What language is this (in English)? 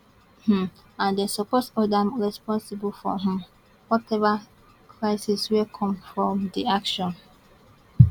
Nigerian Pidgin